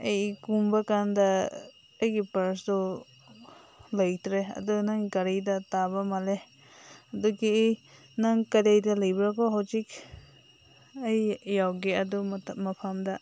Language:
Manipuri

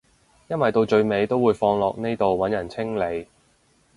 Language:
Cantonese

